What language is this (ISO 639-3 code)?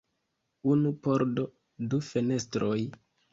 epo